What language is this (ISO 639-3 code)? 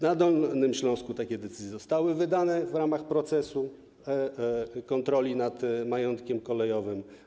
pol